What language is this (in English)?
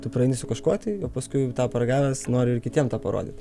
Lithuanian